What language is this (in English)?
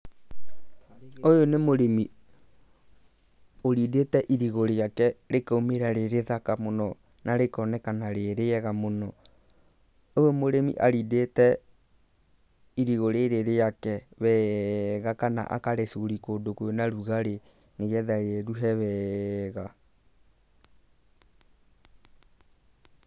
Kikuyu